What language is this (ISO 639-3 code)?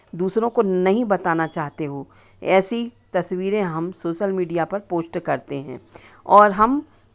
hin